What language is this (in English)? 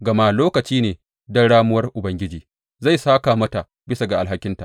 Hausa